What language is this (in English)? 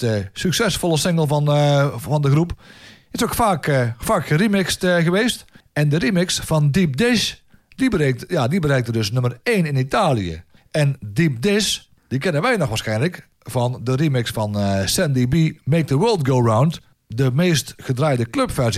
Dutch